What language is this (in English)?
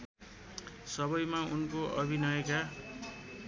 Nepali